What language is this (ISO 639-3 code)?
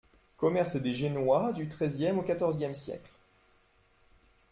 fra